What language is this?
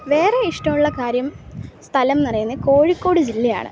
Malayalam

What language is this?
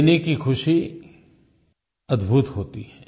Hindi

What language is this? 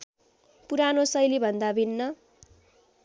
Nepali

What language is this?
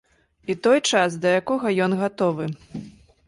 Belarusian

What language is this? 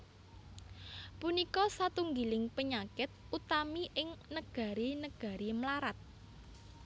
Javanese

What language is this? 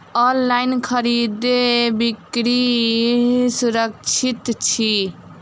Maithili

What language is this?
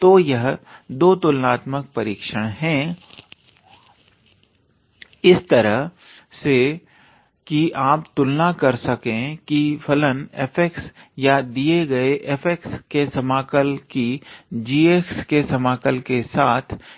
Hindi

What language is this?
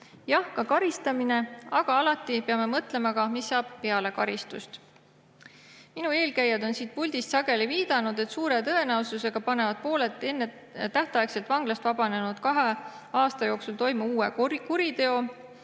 Estonian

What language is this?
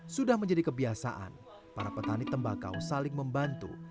Indonesian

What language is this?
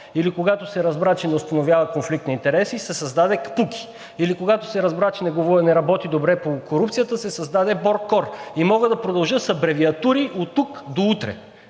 Bulgarian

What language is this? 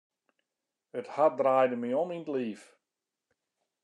Western Frisian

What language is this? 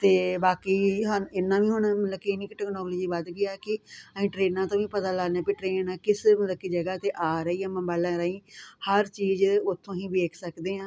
Punjabi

